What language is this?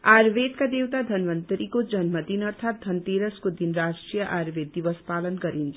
Nepali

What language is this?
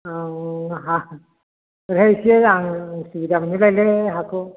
Bodo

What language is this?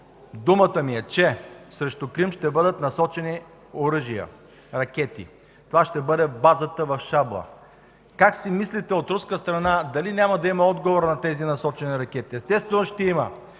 Bulgarian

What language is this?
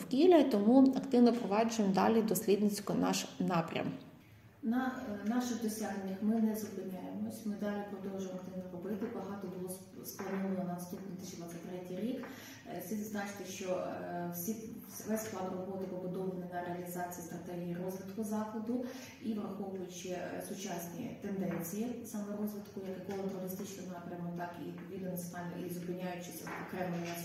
Ukrainian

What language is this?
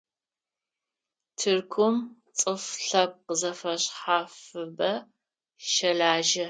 Adyghe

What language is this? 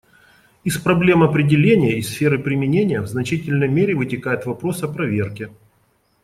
Russian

